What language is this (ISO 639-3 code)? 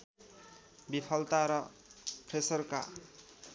nep